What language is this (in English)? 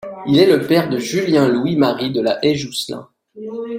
French